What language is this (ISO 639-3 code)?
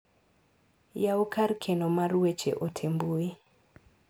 luo